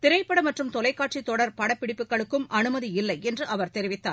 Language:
Tamil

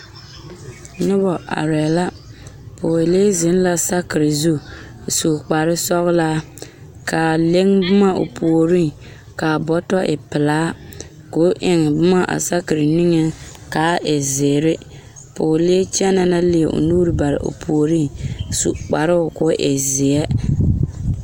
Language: Southern Dagaare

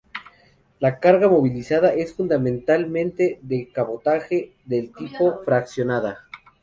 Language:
Spanish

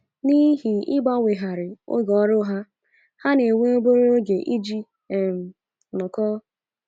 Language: Igbo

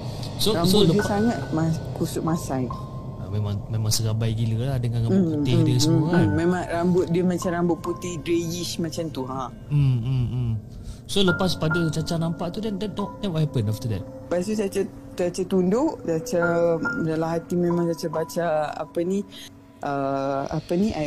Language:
Malay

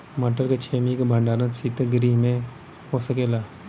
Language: Bhojpuri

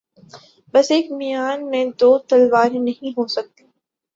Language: Urdu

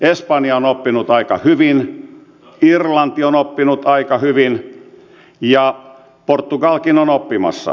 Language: Finnish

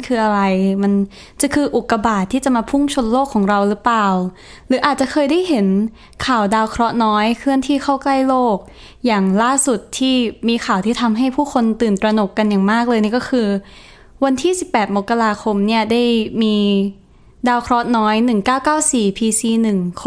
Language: Thai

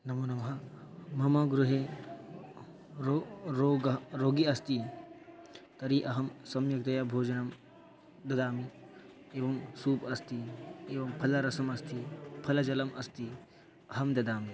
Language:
Sanskrit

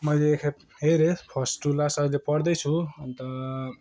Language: Nepali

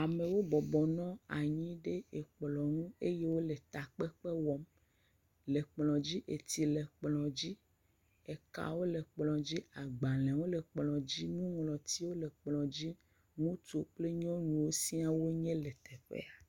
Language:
Ewe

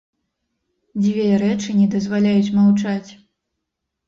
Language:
Belarusian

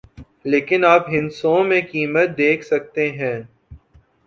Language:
Urdu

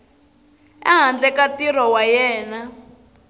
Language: Tsonga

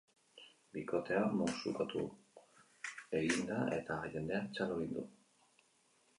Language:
Basque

